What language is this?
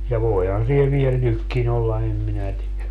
Finnish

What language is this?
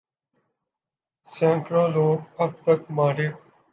Urdu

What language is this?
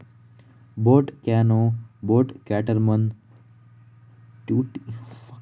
Kannada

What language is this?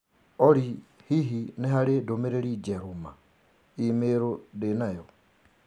Kikuyu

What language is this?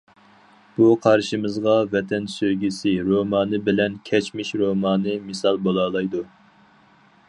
Uyghur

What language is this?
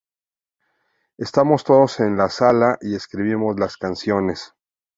Spanish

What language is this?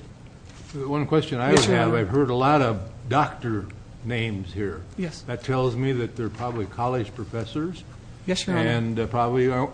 English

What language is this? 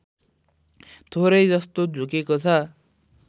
Nepali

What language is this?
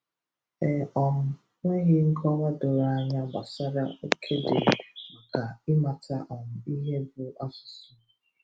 Igbo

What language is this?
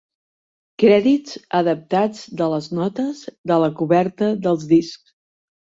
Catalan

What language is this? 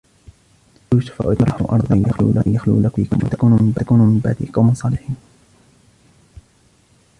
Arabic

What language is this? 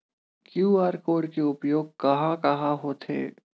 Chhattisgarhi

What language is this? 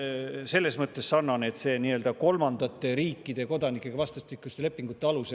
Estonian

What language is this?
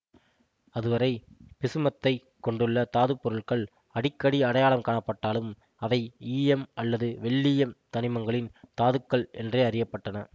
Tamil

